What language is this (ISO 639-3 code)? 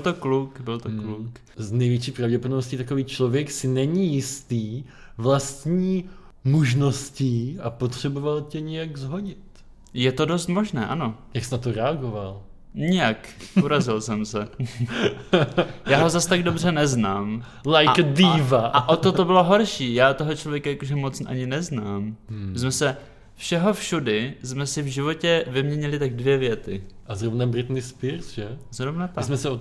ces